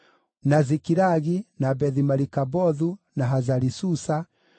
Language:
Kikuyu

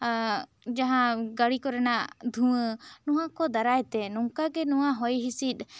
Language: Santali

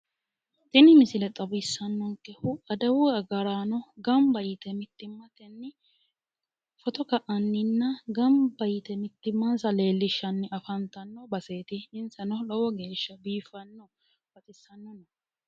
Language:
Sidamo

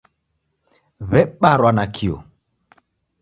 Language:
Taita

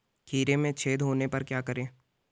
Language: Hindi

